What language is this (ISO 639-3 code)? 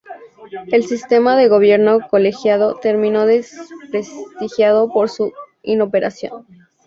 spa